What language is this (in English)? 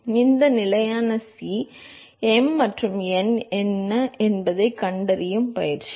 Tamil